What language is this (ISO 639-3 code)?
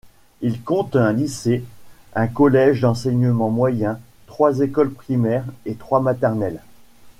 fra